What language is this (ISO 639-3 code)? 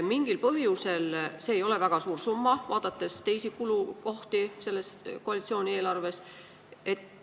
est